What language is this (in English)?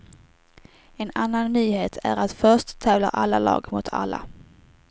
Swedish